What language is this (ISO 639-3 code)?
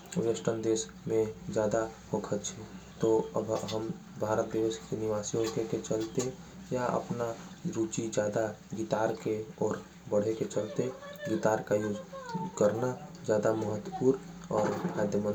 anp